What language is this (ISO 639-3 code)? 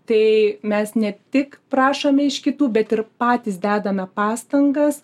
lit